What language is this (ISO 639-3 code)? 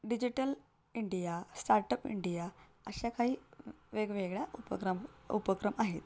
mar